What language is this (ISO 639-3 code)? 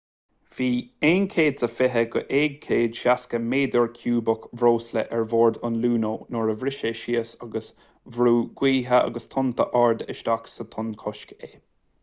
gle